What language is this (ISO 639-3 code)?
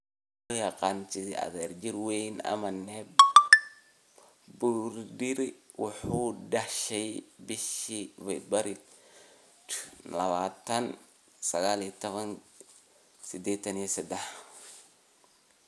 som